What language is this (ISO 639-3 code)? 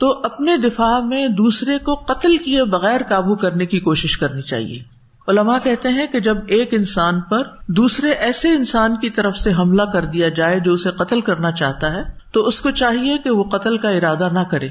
urd